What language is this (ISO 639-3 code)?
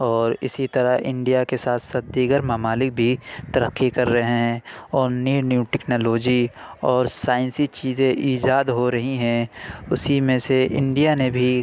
urd